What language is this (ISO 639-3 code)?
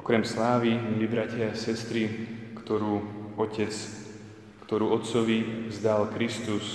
slk